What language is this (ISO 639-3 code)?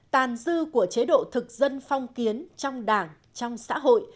vie